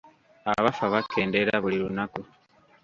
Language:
Ganda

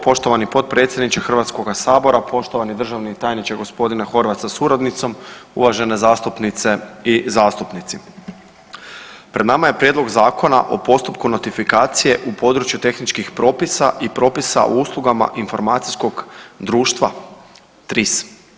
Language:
Croatian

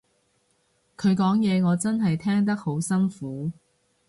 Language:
Cantonese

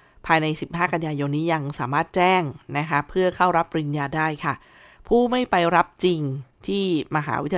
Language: Thai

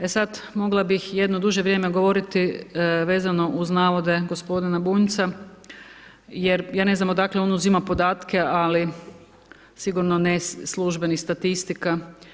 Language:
Croatian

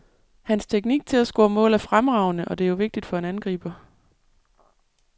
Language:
Danish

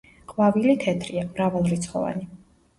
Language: Georgian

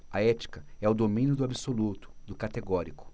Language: Portuguese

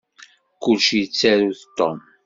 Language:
Kabyle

